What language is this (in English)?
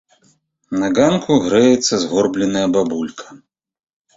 Belarusian